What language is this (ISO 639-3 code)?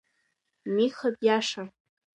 abk